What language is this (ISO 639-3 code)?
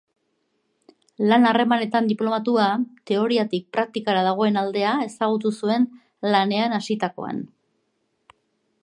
eus